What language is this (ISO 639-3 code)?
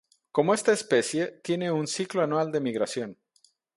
spa